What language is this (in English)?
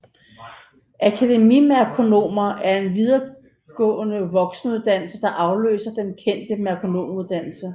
Danish